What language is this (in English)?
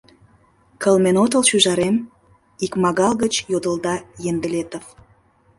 Mari